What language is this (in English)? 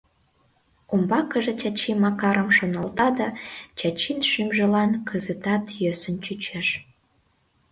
Mari